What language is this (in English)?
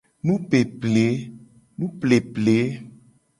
Gen